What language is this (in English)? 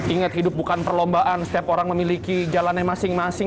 Indonesian